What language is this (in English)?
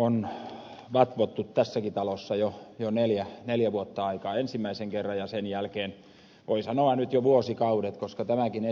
Finnish